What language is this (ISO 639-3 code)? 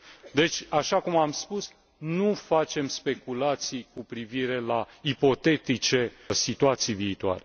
ron